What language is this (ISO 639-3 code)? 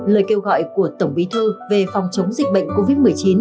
vie